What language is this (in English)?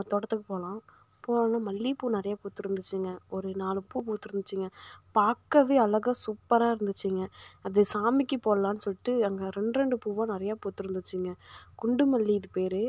Romanian